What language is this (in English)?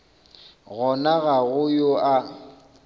Northern Sotho